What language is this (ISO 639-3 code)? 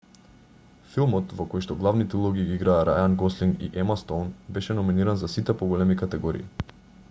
mkd